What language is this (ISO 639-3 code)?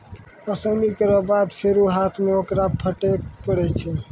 mai